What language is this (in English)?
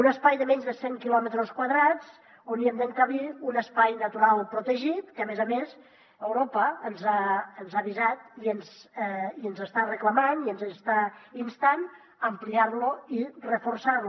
Catalan